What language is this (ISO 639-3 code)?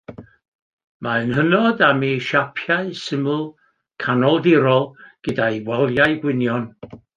cym